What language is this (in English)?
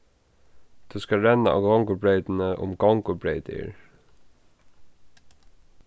Faroese